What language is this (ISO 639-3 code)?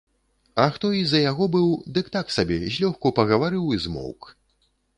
bel